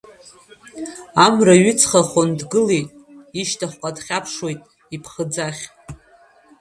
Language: Abkhazian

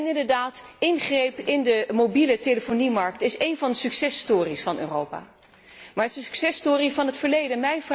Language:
Dutch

